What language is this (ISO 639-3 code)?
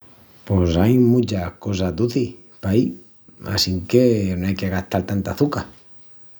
ext